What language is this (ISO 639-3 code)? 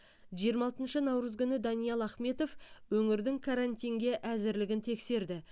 kaz